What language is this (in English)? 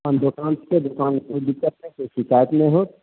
Maithili